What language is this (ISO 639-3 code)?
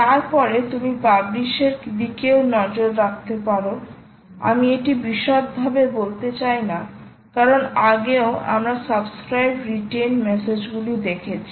ben